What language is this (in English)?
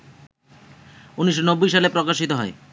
Bangla